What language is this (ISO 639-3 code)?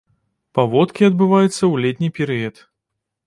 bel